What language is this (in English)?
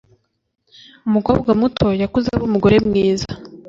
Kinyarwanda